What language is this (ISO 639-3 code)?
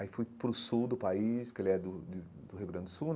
por